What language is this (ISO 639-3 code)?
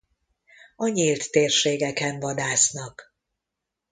hun